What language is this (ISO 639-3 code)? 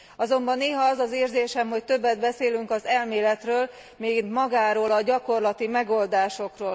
hun